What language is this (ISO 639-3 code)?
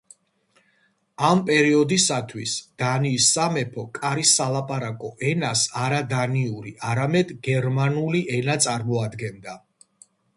kat